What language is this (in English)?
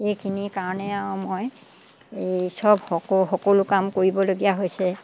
Assamese